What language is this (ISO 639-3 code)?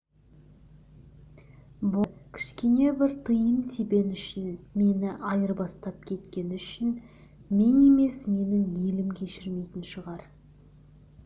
kaz